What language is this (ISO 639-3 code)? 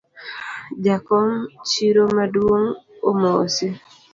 luo